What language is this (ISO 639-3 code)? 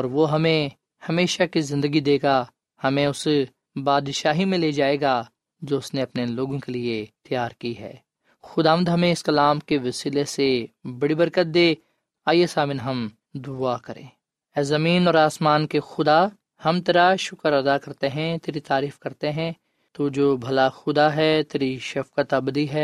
urd